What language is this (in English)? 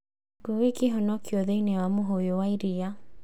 Kikuyu